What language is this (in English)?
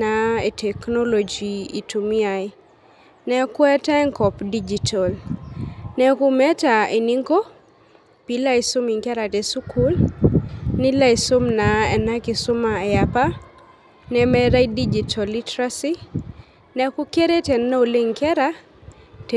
Masai